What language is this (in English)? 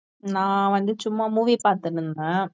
Tamil